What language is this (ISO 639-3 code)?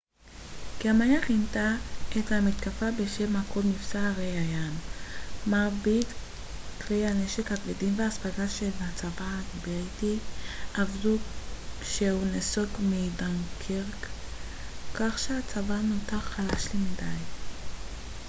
heb